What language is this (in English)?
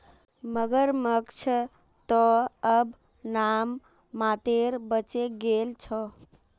Magahi